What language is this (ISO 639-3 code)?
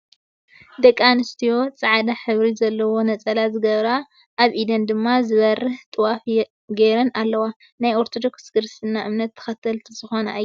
tir